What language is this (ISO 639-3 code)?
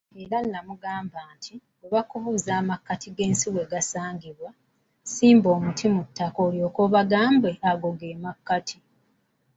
lug